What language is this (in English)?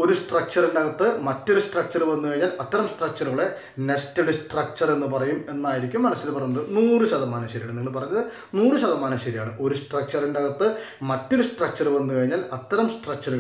Turkish